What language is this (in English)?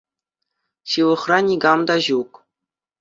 Chuvash